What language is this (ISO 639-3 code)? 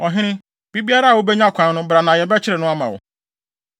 aka